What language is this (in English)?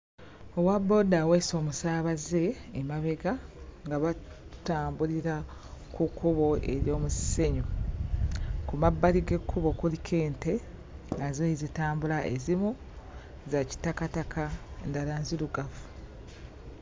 Ganda